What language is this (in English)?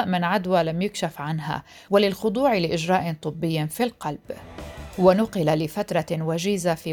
Arabic